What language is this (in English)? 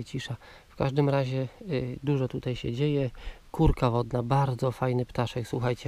Polish